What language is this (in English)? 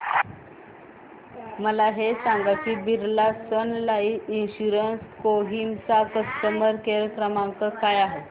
Marathi